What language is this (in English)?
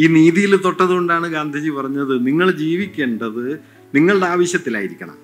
Malayalam